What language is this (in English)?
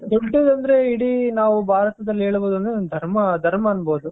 Kannada